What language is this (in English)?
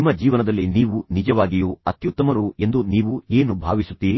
Kannada